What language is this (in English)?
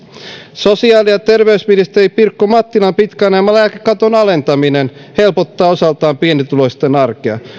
Finnish